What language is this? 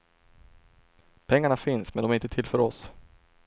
Swedish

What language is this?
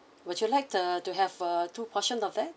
English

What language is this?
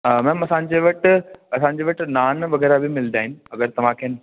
Sindhi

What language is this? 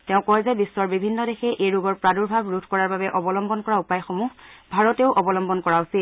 Assamese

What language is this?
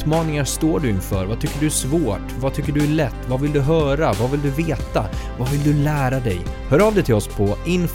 Swedish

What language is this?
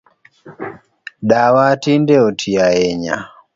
Luo (Kenya and Tanzania)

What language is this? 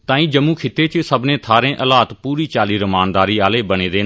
Dogri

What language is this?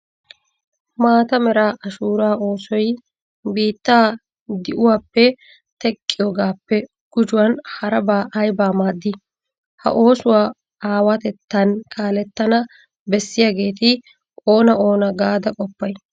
Wolaytta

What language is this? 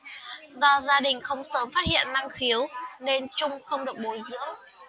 Vietnamese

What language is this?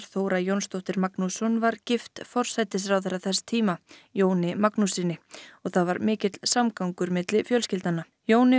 Icelandic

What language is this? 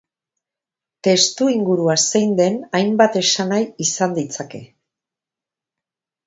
Basque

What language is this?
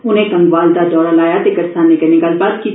Dogri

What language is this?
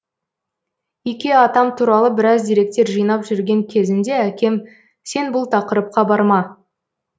Kazakh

